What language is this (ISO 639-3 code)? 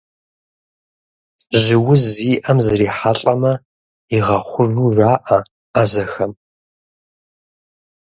kbd